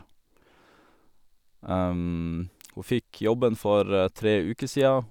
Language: Norwegian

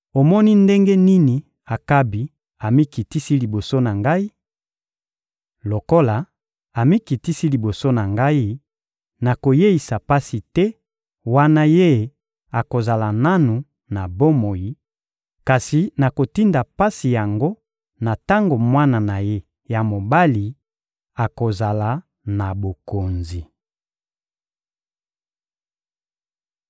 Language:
Lingala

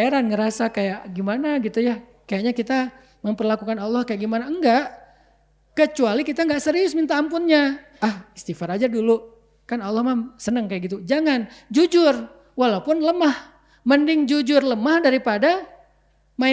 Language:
Indonesian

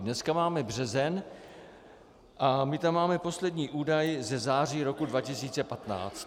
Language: Czech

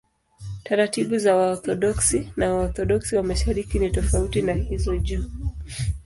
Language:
Swahili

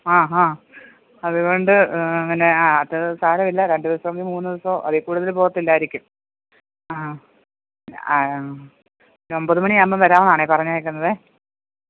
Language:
Malayalam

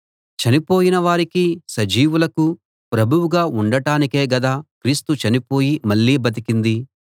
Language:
Telugu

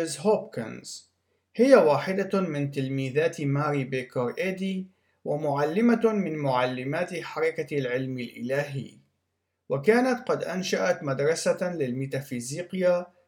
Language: Arabic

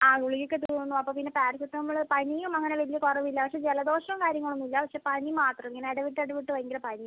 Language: Malayalam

